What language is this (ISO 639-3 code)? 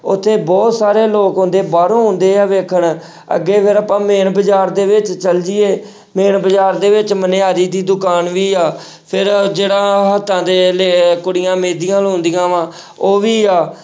pan